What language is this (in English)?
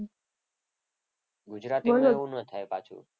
Gujarati